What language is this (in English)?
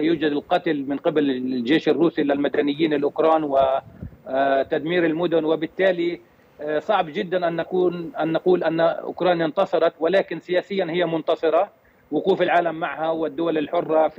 Arabic